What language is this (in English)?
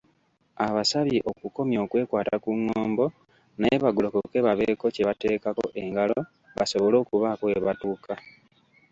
Ganda